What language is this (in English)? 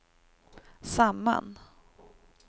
Swedish